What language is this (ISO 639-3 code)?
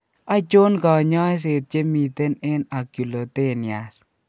kln